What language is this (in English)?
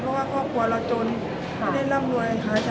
Thai